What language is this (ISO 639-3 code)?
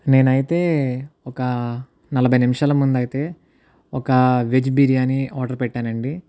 tel